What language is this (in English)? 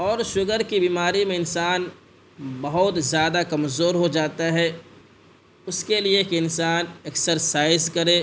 Urdu